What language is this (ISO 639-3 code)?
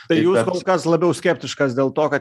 lit